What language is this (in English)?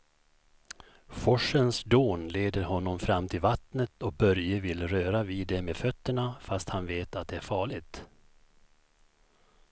Swedish